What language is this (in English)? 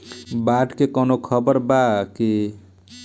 Bhojpuri